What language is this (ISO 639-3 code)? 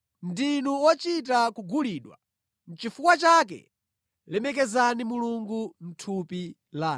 nya